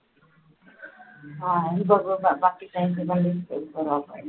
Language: Marathi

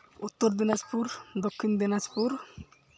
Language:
Santali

